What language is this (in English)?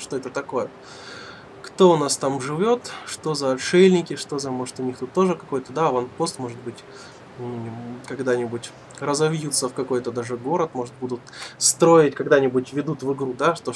Russian